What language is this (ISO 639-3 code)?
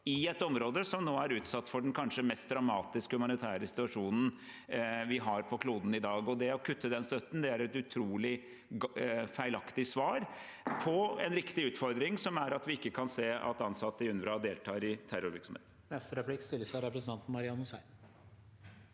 nor